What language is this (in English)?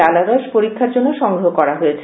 Bangla